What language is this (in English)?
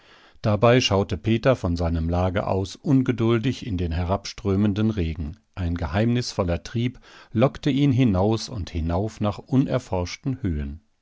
German